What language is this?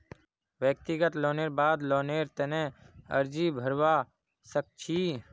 Magahi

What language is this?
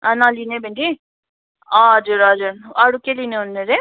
Nepali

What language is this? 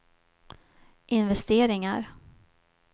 Swedish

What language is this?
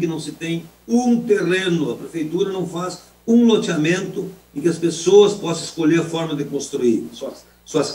Portuguese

